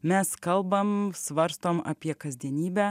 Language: Lithuanian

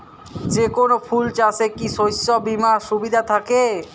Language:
Bangla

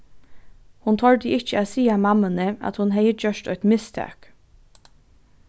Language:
Faroese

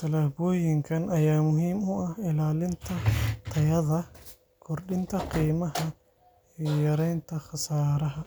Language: Somali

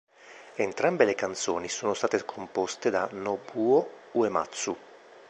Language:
Italian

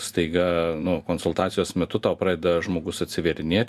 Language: Lithuanian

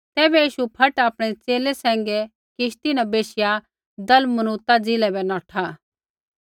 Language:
Kullu Pahari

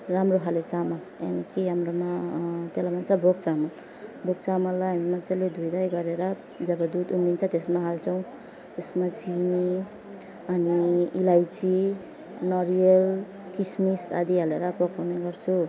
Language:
Nepali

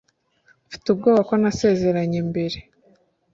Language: Kinyarwanda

